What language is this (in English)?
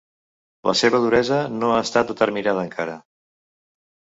Catalan